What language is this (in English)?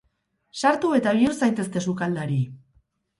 Basque